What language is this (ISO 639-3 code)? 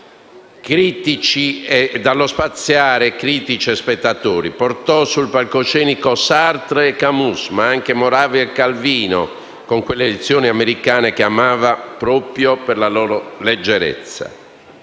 ita